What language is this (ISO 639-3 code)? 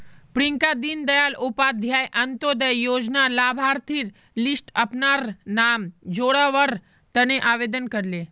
mag